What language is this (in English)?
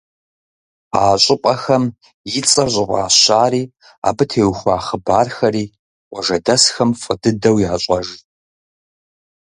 Kabardian